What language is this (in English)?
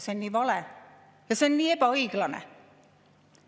Estonian